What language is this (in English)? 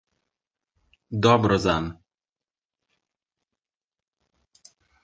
Slovenian